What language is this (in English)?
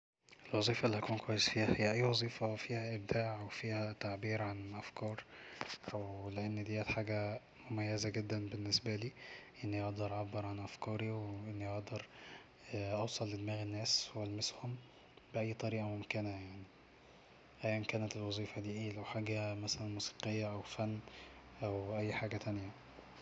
Egyptian Arabic